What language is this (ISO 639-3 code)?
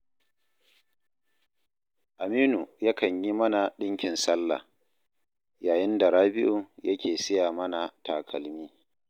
hau